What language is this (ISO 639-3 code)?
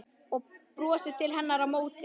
isl